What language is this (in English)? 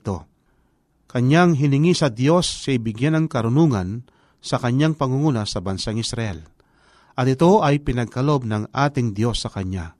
Filipino